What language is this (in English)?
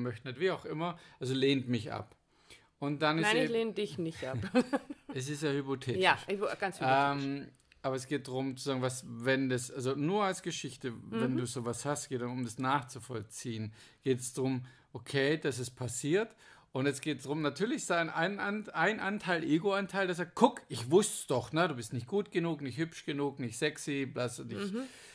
German